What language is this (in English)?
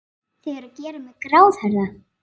Icelandic